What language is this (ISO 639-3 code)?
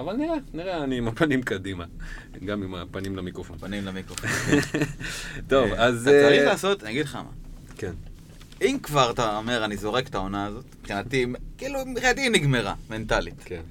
heb